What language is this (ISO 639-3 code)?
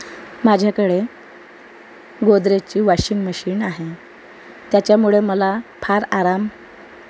mar